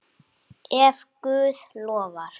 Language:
Icelandic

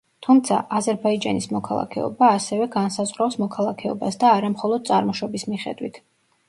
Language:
Georgian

